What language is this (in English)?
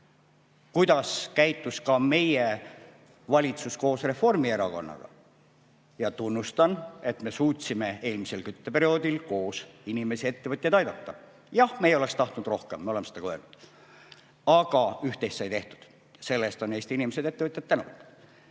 Estonian